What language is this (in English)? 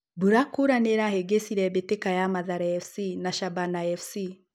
Kikuyu